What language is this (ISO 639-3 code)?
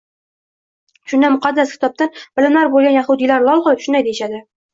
uzb